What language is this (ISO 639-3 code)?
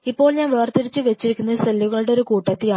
mal